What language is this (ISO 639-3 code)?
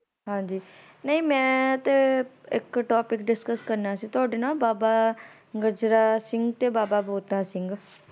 pan